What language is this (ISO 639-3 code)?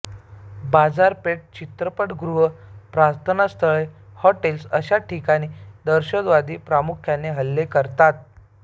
mar